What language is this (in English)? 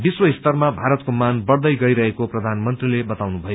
Nepali